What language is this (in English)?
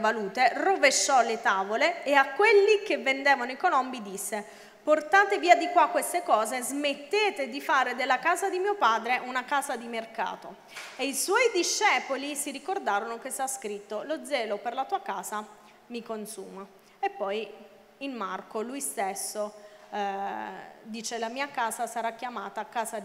Italian